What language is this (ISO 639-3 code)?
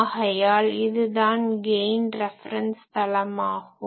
tam